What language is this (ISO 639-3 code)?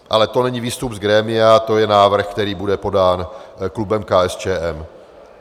ces